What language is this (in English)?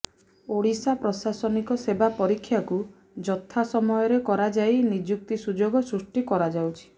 Odia